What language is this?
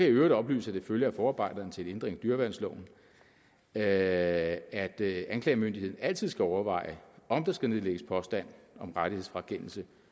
Danish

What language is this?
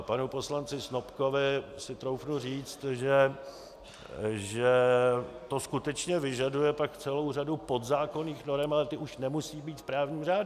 Czech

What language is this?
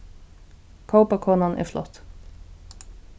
Faroese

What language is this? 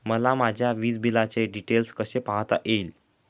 Marathi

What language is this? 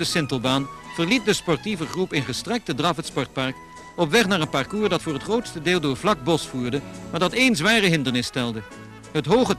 Dutch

